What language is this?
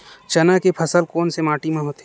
Chhattisgarhi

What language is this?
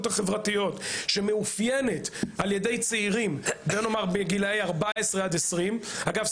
Hebrew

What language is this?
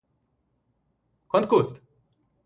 Portuguese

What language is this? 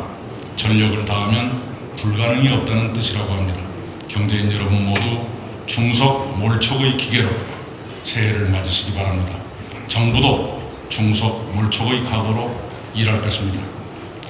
Korean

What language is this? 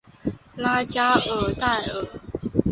Chinese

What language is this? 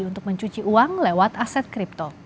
Indonesian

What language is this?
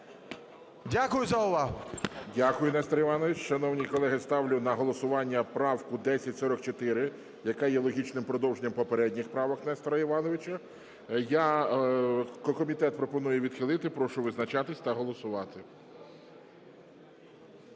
Ukrainian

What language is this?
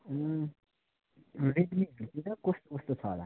Nepali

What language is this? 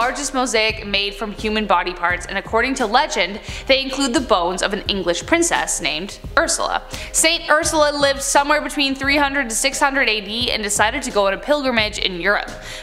English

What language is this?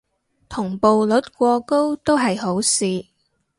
Cantonese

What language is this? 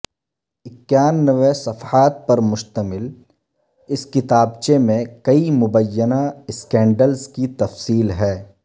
Urdu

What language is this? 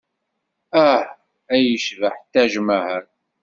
Kabyle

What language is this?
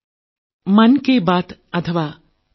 Malayalam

